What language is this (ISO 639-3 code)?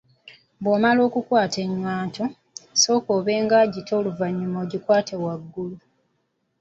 lug